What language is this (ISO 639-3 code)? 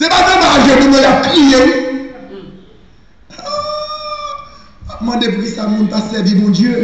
fra